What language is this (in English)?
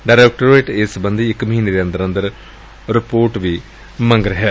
Punjabi